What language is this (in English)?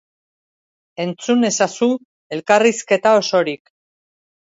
Basque